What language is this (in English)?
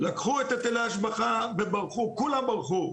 Hebrew